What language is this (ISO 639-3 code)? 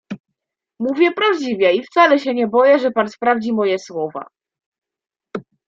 pol